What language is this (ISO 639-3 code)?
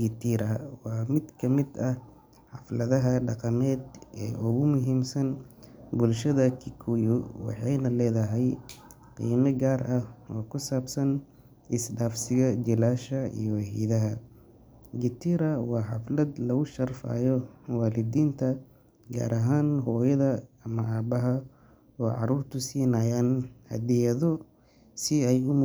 som